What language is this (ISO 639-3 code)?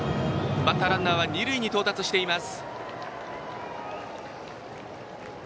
jpn